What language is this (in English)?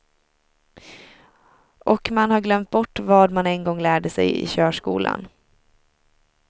Swedish